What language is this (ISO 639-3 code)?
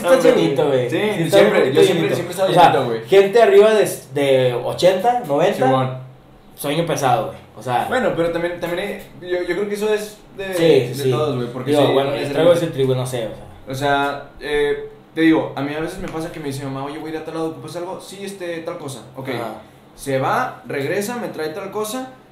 spa